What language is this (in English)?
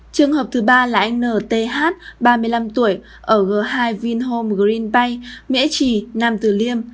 Vietnamese